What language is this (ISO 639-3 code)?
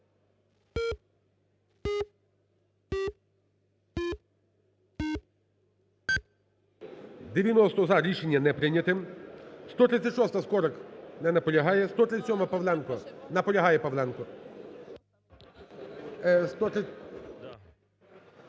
ukr